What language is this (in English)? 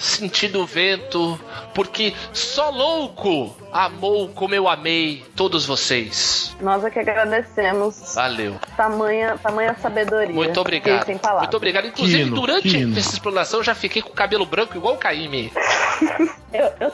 Portuguese